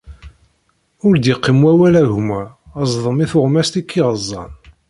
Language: Kabyle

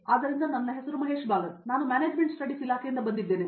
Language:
Kannada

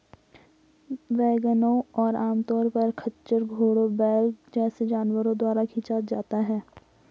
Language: Hindi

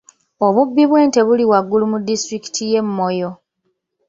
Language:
Ganda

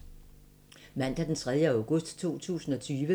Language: Danish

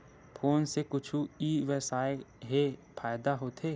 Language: Chhattisgarhi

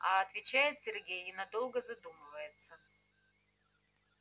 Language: Russian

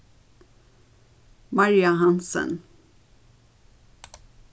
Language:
Faroese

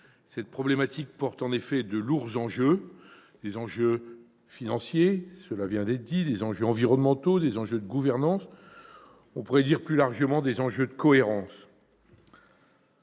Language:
French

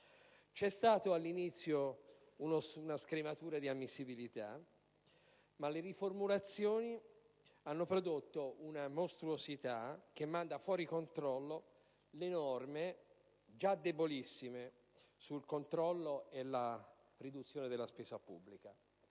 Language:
Italian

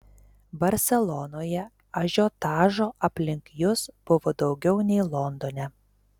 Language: Lithuanian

